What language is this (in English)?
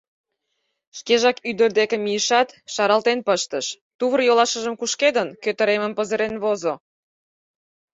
Mari